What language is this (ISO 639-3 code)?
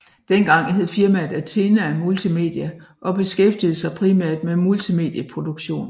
dan